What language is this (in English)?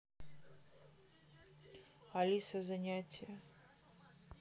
Russian